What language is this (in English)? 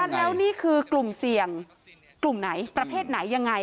Thai